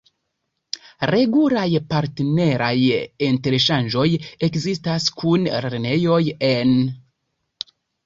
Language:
Esperanto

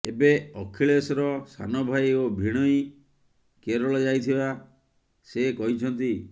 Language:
Odia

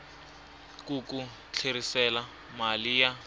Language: Tsonga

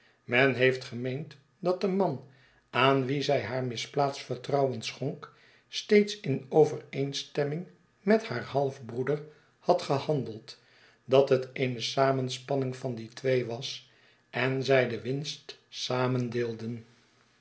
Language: Dutch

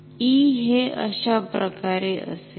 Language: Marathi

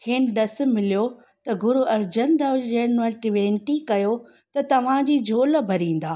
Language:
Sindhi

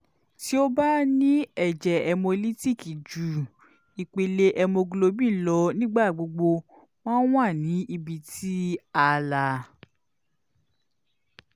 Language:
Yoruba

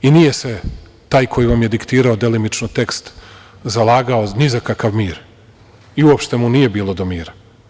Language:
Serbian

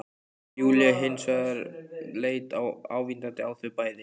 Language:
Icelandic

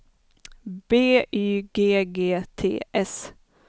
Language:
Swedish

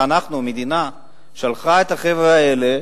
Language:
Hebrew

